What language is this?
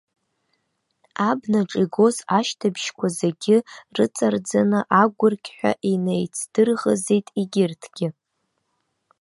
Abkhazian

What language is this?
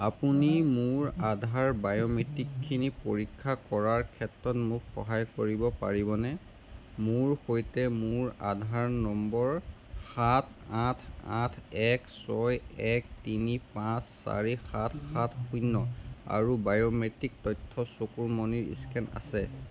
Assamese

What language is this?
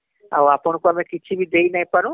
Odia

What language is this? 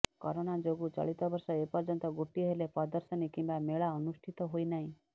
Odia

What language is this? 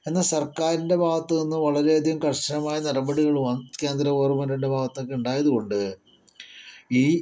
Malayalam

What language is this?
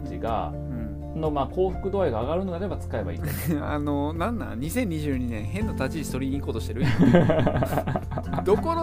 Japanese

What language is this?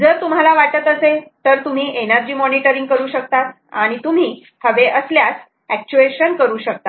Marathi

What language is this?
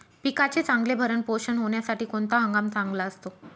Marathi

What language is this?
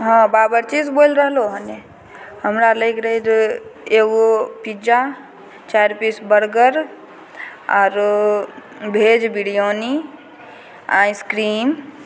Maithili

